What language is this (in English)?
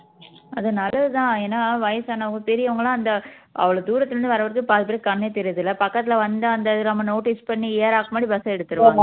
Tamil